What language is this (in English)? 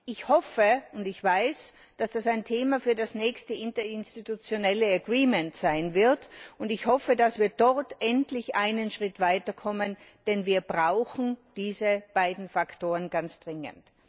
German